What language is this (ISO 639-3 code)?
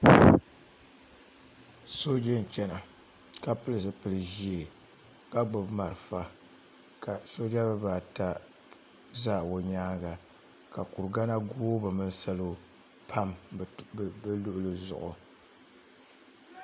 dag